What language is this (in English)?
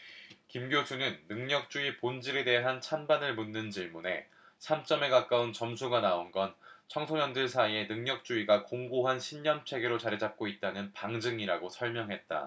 Korean